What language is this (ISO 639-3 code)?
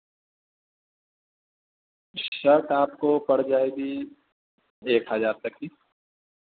urd